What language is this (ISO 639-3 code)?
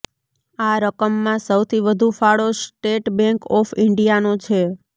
guj